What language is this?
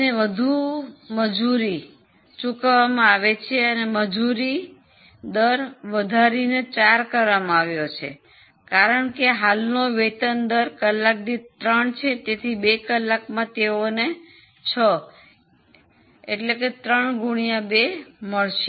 Gujarati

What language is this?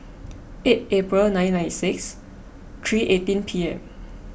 English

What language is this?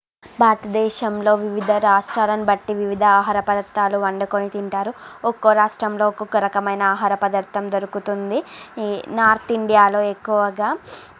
Telugu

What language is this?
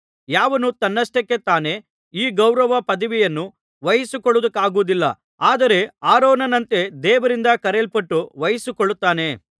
Kannada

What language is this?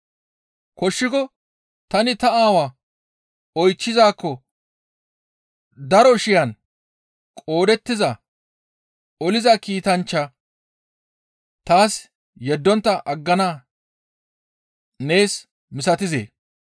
Gamo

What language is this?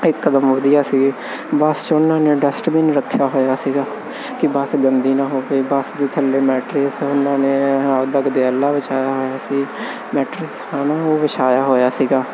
Punjabi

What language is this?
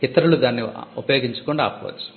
Telugu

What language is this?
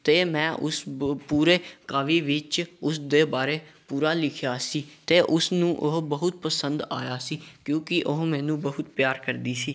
Punjabi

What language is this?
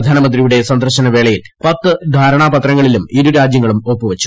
Malayalam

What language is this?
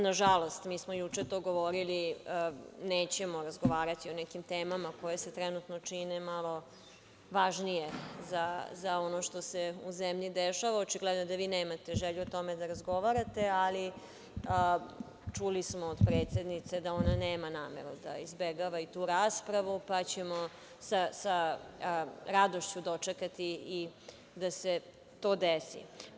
Serbian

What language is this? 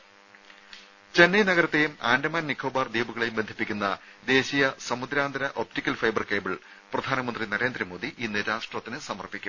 Malayalam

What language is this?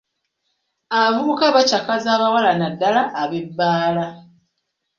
Ganda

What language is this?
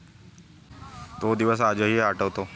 Marathi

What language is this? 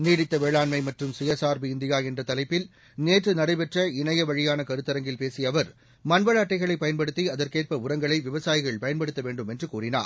Tamil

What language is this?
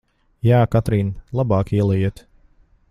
Latvian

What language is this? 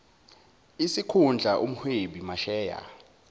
Zulu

